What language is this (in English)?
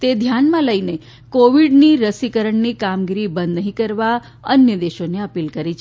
Gujarati